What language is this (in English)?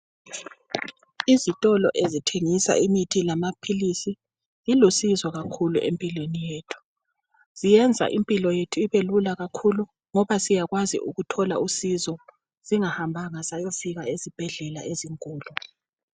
North Ndebele